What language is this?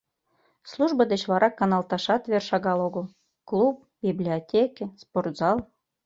Mari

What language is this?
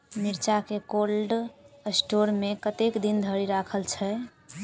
Maithili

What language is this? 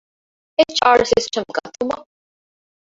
Divehi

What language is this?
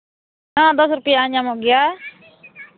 Santali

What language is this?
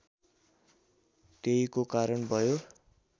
Nepali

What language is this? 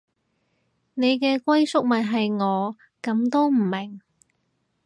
Cantonese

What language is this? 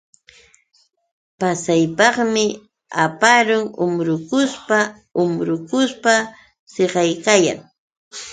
Yauyos Quechua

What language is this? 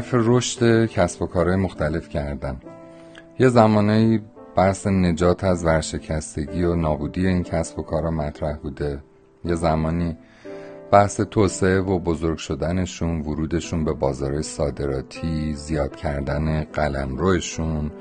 Persian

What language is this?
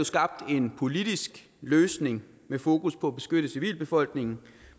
Danish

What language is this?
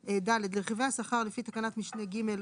Hebrew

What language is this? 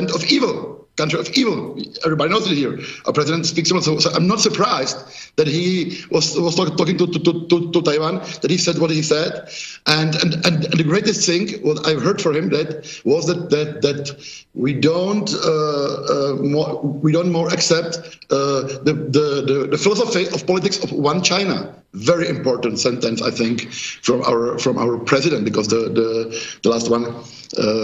Polish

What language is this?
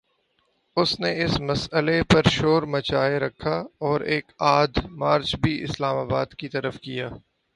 Urdu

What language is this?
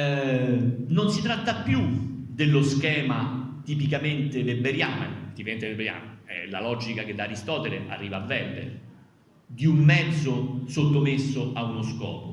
Italian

